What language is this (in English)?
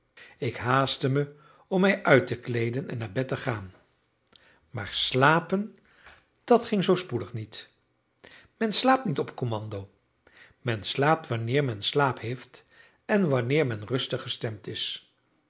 Dutch